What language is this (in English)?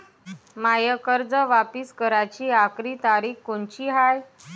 Marathi